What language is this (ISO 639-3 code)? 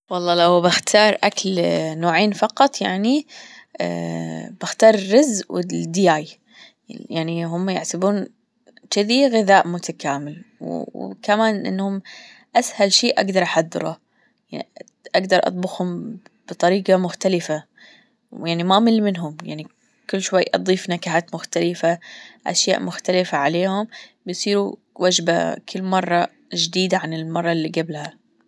afb